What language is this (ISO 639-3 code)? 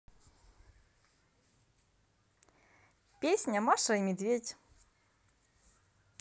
rus